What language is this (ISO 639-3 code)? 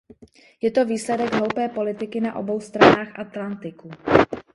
ces